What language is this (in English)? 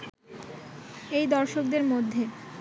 Bangla